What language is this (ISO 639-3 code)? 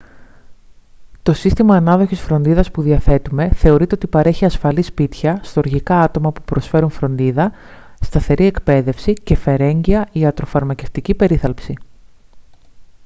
ell